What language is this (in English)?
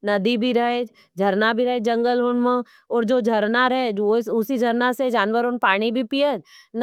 Nimadi